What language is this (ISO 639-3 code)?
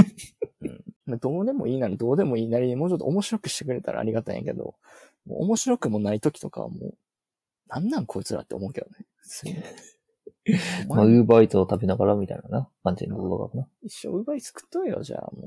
jpn